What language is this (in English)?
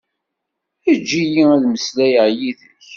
Kabyle